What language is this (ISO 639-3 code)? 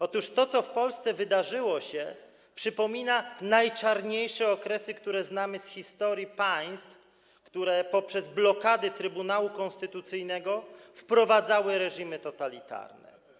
pol